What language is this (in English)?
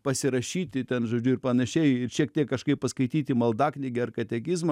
Lithuanian